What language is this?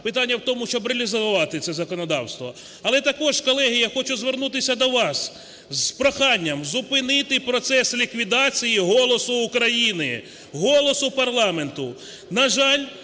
Ukrainian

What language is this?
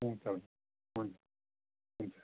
Nepali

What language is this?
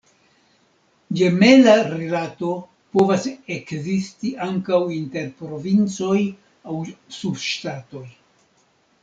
Esperanto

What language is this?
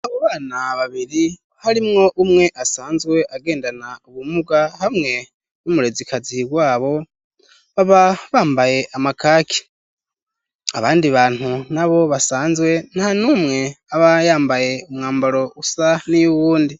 Rundi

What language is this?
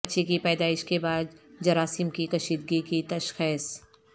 Urdu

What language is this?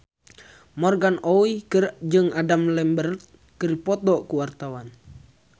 Sundanese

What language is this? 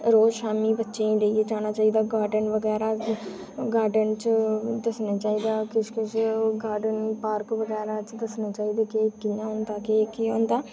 Dogri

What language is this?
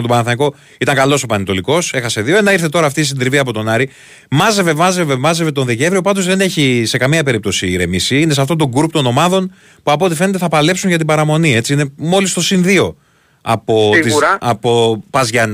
Greek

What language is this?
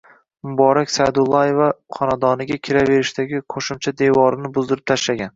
Uzbek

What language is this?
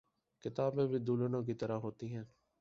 Urdu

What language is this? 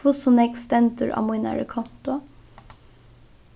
Faroese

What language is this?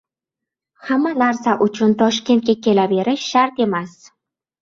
Uzbek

